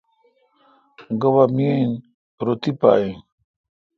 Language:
Kalkoti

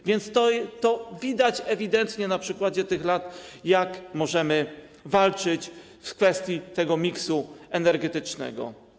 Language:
Polish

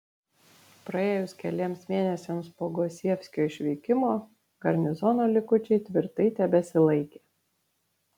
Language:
Lithuanian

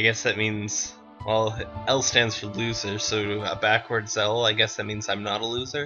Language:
English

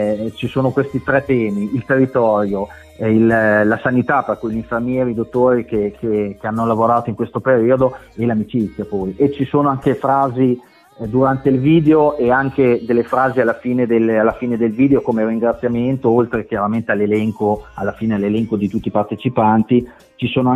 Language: Italian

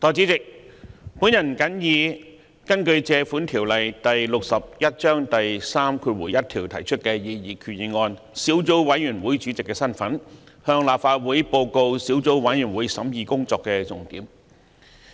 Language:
Cantonese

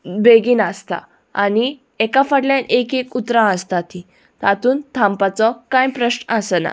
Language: Konkani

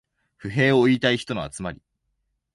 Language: Japanese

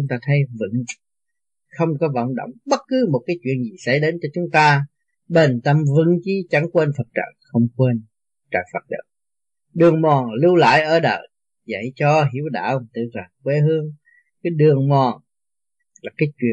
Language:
Vietnamese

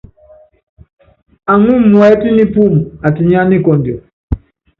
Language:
Yangben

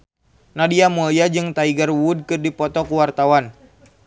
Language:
Sundanese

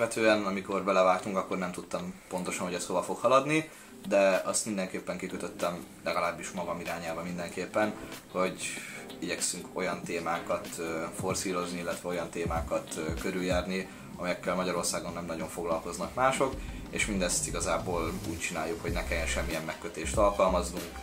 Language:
Hungarian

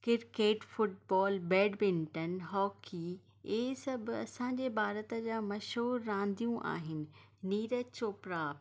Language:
Sindhi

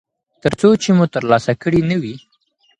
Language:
Pashto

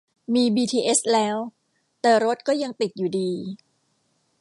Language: Thai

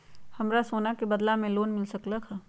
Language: Magahi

